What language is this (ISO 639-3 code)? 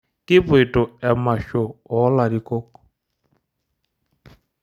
mas